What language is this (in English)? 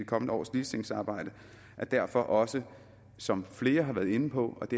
Danish